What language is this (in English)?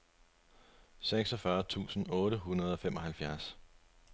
Danish